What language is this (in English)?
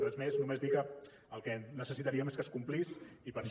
Catalan